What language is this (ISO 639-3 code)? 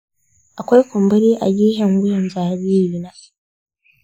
hau